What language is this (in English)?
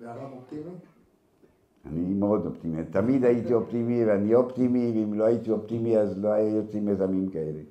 Hebrew